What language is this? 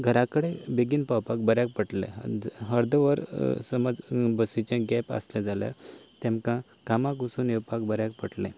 Konkani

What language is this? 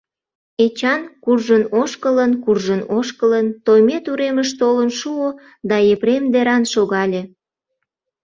Mari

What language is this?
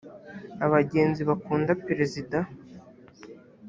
Kinyarwanda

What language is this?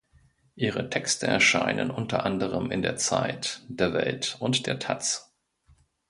German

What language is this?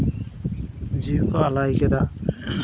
Santali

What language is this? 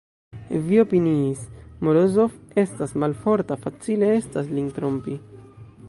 Esperanto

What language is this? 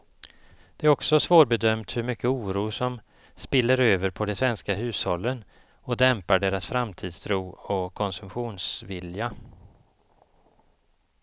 Swedish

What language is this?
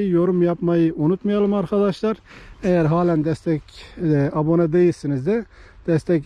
Turkish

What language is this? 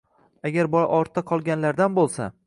Uzbek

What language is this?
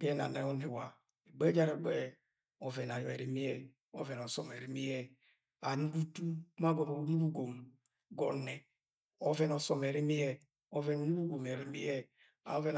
Agwagwune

